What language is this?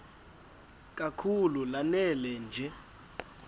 Xhosa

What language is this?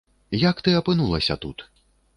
Belarusian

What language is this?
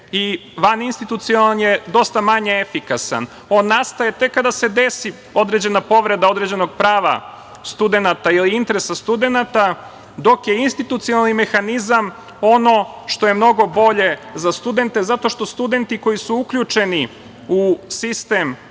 Serbian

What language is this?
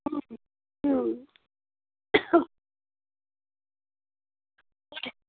Bangla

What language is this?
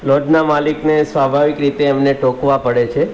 Gujarati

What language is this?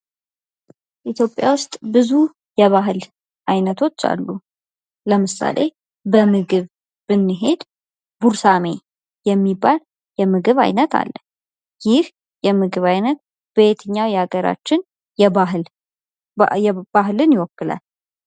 Amharic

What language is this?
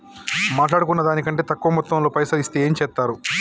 Telugu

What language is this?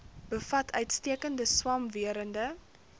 Afrikaans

